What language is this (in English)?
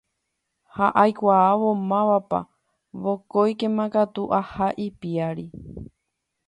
Guarani